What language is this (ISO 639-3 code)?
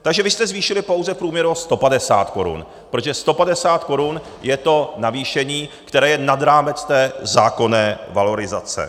ces